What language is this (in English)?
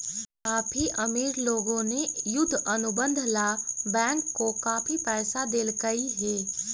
Magahi